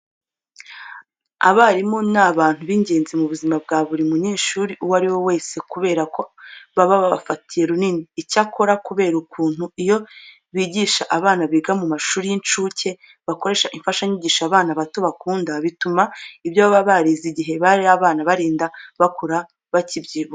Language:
Kinyarwanda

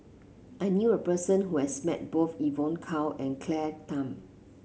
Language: English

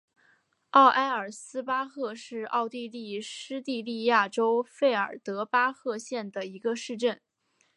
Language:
Chinese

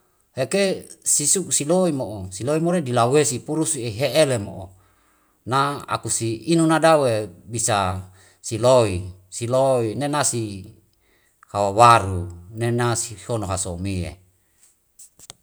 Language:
Wemale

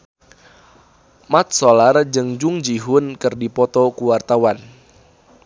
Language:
Sundanese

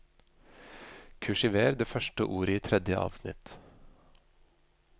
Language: Norwegian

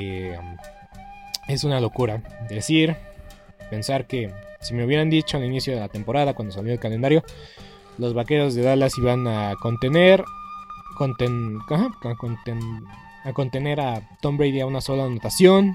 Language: Spanish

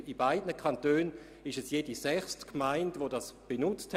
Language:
Swiss German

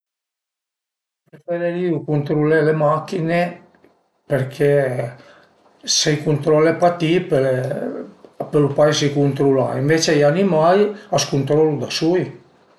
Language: Piedmontese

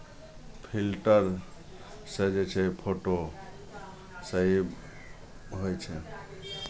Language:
Maithili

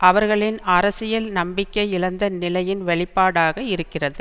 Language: Tamil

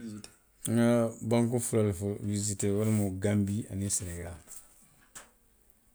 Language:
Western Maninkakan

